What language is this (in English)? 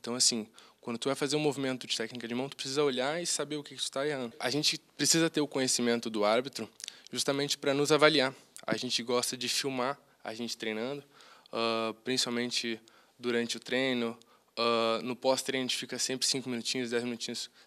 Portuguese